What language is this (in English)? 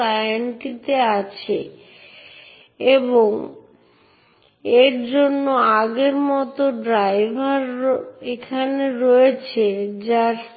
Bangla